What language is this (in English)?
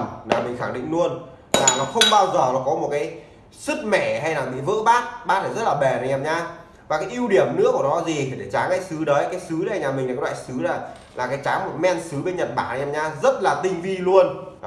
Vietnamese